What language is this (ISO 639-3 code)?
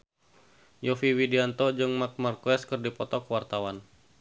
sun